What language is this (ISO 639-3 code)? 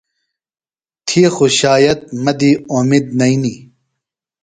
phl